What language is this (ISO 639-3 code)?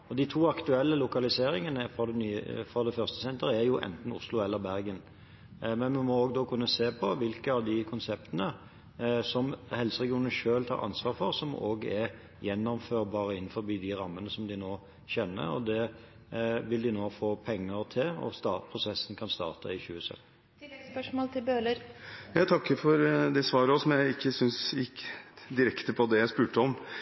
nob